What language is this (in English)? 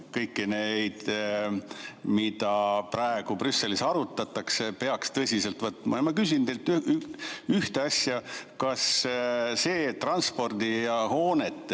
Estonian